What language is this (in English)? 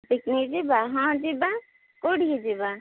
Odia